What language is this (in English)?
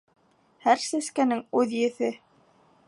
Bashkir